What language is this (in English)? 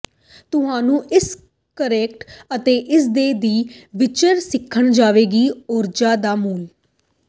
Punjabi